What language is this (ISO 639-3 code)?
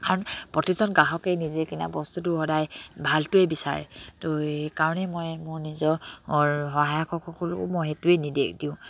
asm